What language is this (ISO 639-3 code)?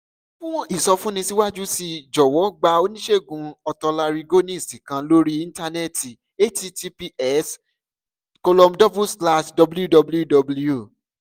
yor